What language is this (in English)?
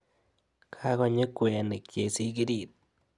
Kalenjin